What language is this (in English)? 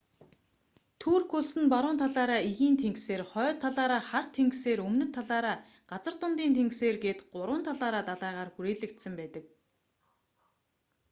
Mongolian